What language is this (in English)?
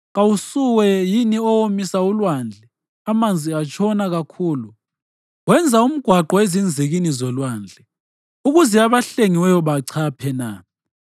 North Ndebele